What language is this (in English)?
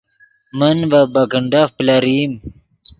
Yidgha